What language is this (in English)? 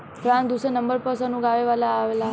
Bhojpuri